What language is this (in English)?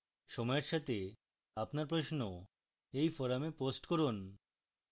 Bangla